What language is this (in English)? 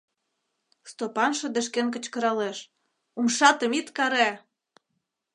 Mari